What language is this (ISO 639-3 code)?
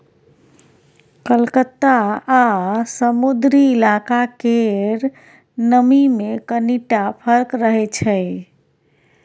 mai